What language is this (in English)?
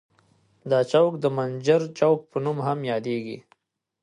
Pashto